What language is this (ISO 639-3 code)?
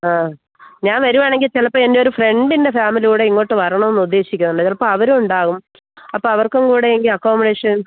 mal